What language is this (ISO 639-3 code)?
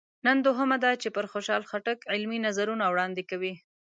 pus